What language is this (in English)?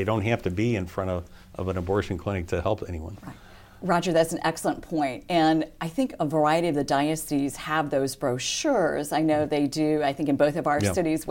English